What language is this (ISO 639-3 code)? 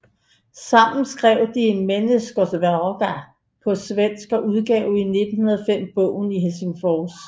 dan